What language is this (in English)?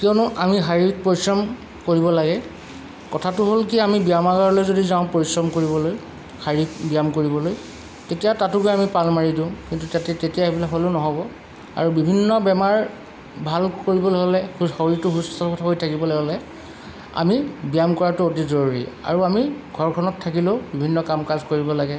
Assamese